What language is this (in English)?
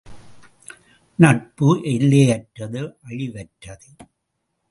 Tamil